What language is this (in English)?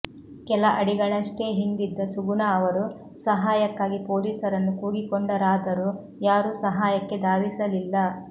Kannada